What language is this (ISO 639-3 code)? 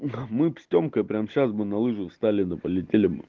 rus